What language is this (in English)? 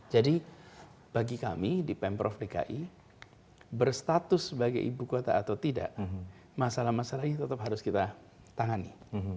Indonesian